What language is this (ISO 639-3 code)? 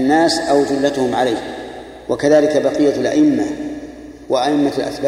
ara